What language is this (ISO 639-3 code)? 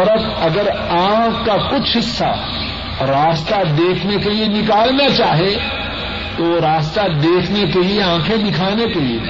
urd